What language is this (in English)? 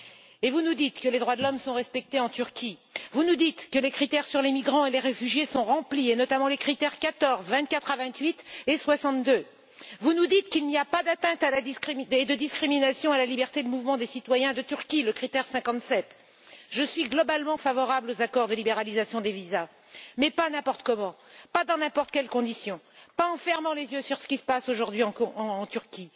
French